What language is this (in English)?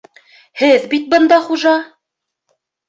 Bashkir